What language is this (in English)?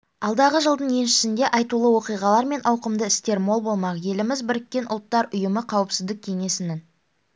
Kazakh